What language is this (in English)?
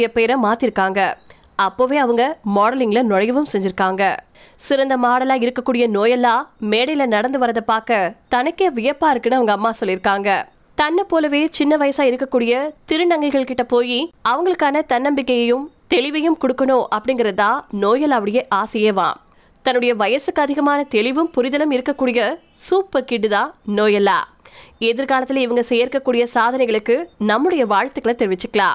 Tamil